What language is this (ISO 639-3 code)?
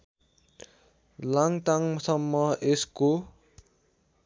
nep